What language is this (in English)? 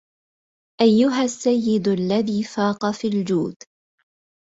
Arabic